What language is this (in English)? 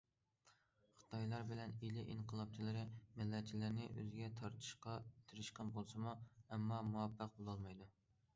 Uyghur